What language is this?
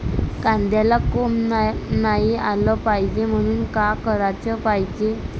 Marathi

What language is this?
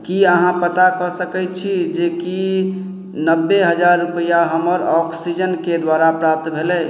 Maithili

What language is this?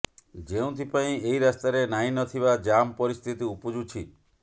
Odia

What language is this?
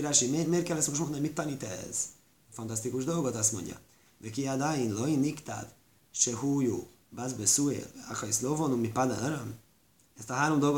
Hungarian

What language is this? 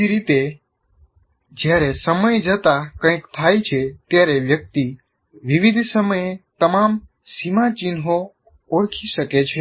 Gujarati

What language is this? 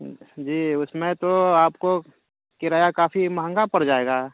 Urdu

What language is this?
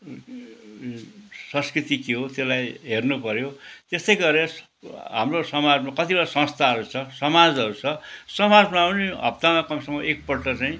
Nepali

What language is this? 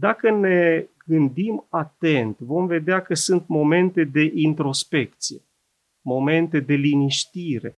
Romanian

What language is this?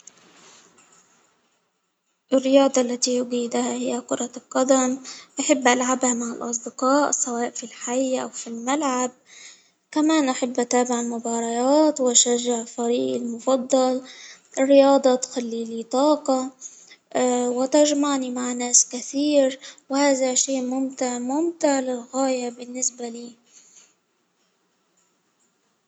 Hijazi Arabic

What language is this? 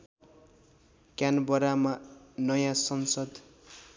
Nepali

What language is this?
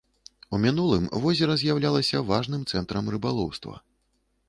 Belarusian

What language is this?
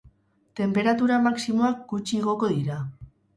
Basque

